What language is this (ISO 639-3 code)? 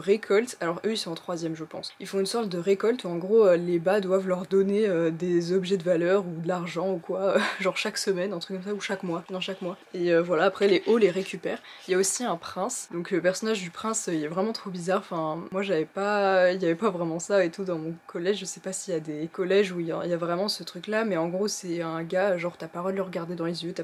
fra